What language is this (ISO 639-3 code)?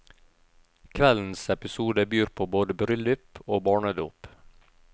nor